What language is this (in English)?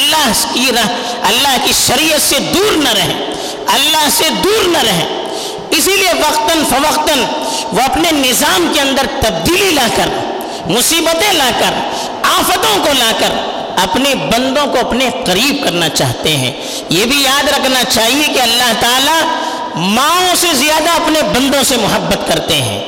Urdu